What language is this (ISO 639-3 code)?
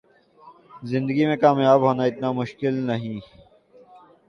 urd